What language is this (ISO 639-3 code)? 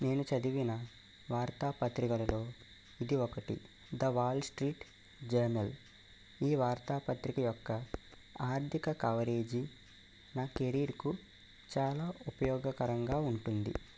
tel